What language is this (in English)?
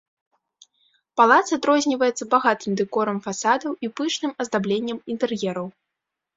Belarusian